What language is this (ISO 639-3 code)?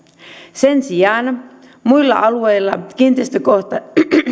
fin